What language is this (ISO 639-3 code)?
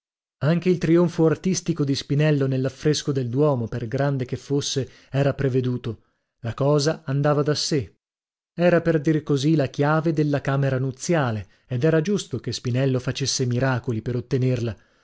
ita